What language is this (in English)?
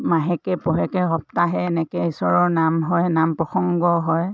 Assamese